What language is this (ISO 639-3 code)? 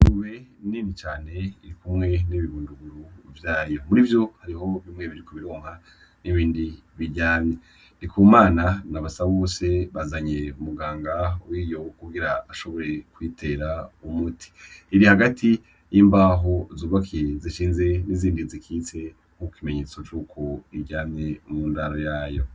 run